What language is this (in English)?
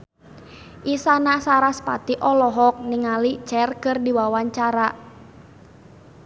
Sundanese